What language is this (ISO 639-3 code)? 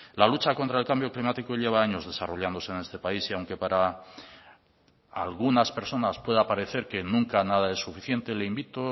spa